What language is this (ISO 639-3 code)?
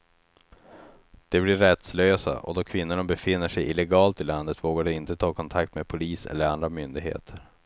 swe